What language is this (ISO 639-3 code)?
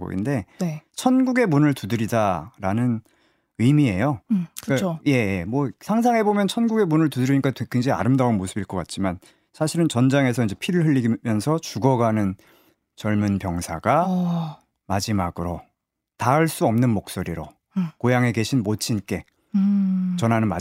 kor